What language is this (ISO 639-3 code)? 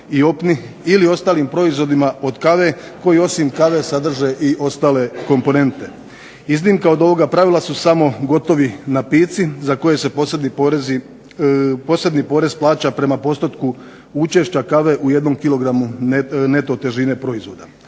hrv